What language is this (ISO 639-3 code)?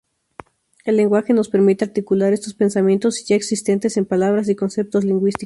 spa